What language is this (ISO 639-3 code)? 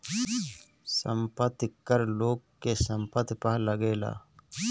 bho